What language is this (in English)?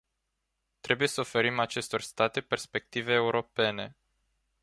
Romanian